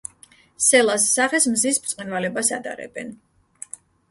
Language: Georgian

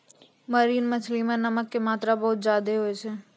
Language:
Maithili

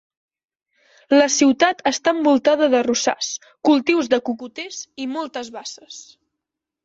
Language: Catalan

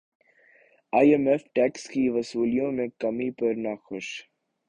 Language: Urdu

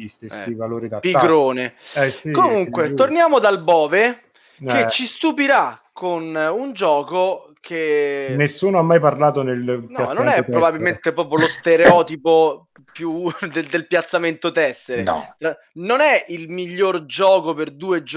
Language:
Italian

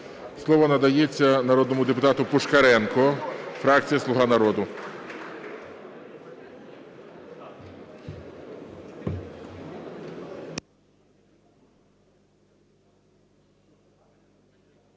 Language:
Ukrainian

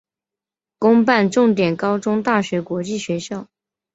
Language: Chinese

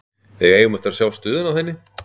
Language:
Icelandic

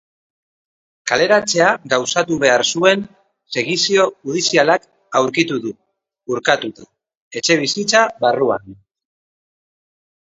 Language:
Basque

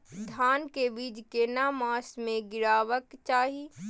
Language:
Maithili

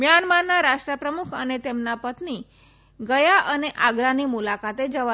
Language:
Gujarati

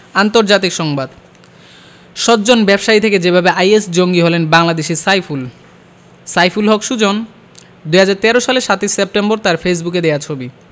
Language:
Bangla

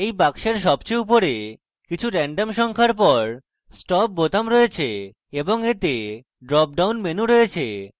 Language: Bangla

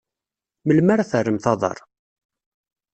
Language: Kabyle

